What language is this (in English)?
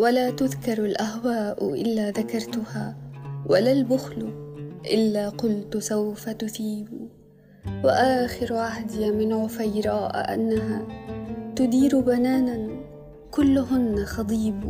Arabic